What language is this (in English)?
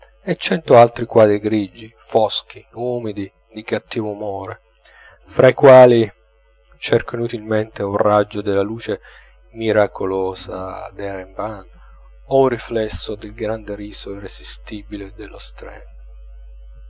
Italian